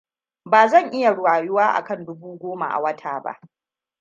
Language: Hausa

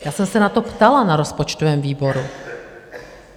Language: Czech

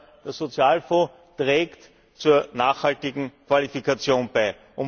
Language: German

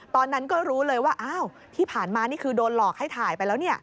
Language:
Thai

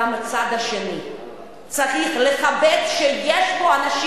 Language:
Hebrew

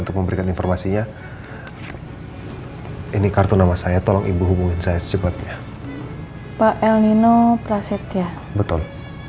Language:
Indonesian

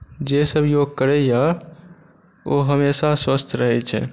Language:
Maithili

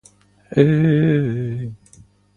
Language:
Russian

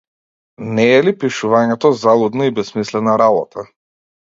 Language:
Macedonian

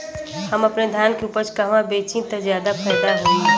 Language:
Bhojpuri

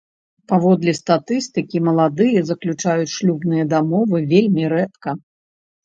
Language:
Belarusian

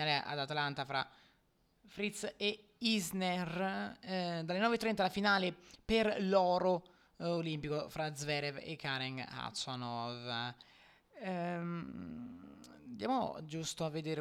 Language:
Italian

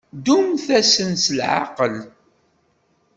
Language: Kabyle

